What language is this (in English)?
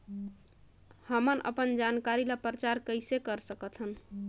Chhattisgarhi